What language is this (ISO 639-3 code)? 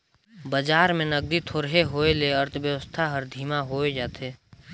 hne